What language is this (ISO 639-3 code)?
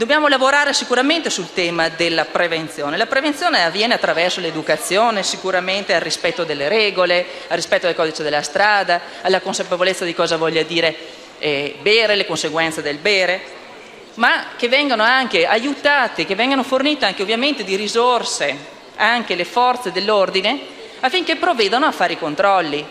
ita